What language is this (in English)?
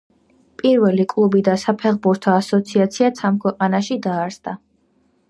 Georgian